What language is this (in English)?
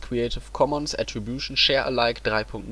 German